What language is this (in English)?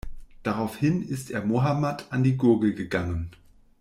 German